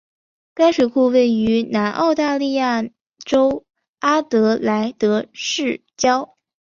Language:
Chinese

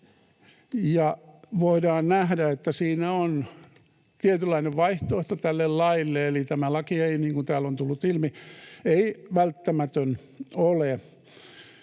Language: Finnish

